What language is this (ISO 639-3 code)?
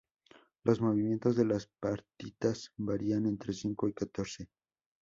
spa